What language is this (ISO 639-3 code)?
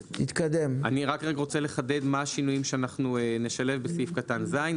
heb